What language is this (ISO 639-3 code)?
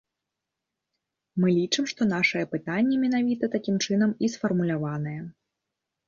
bel